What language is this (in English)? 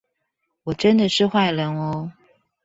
Chinese